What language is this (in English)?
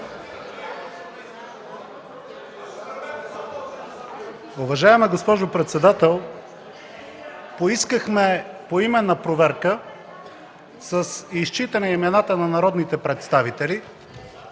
Bulgarian